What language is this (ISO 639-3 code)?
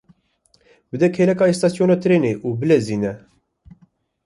kur